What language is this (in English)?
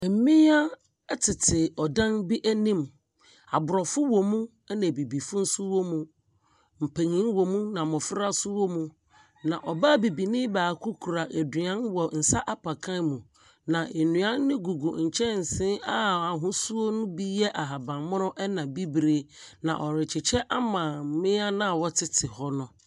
Akan